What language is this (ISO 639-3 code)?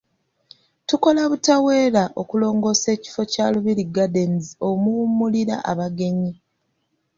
lug